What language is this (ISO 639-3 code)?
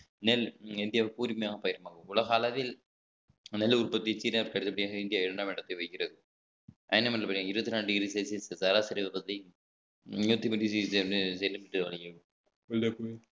tam